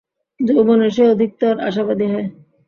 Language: Bangla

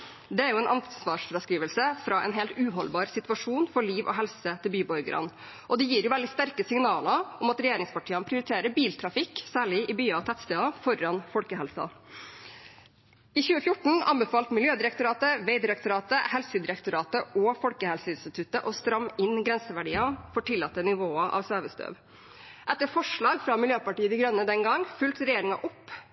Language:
Norwegian Bokmål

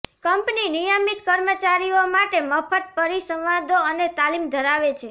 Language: Gujarati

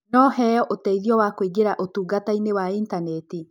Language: Kikuyu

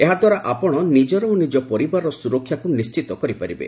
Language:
Odia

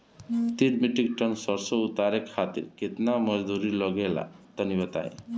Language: Bhojpuri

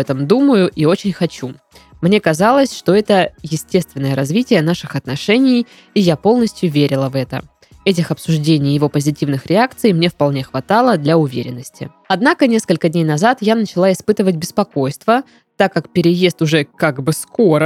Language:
Russian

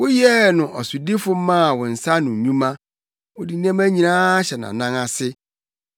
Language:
Akan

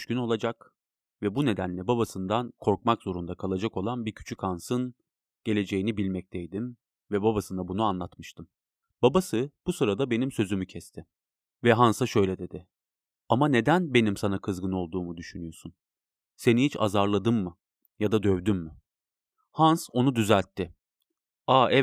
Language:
Turkish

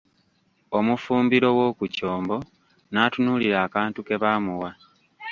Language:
Ganda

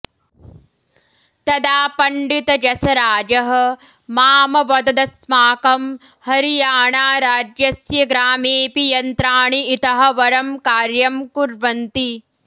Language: Sanskrit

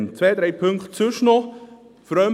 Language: Swiss German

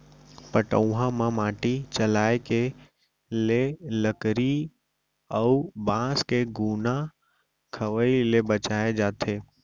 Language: Chhattisgarhi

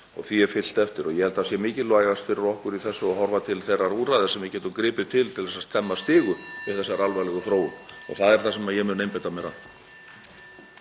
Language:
Icelandic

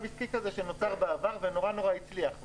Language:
Hebrew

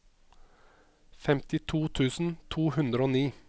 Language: Norwegian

